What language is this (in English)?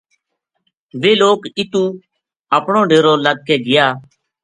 Gujari